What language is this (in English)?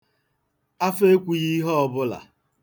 Igbo